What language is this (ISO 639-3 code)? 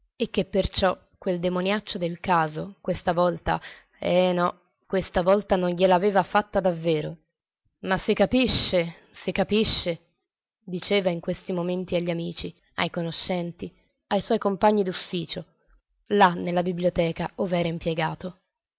ita